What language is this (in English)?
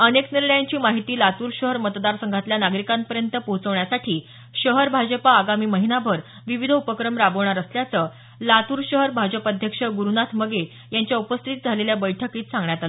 Marathi